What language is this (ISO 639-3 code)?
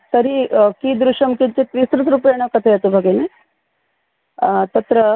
san